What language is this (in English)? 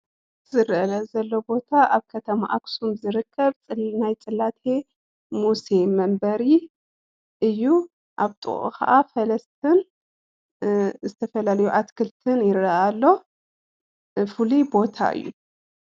Tigrinya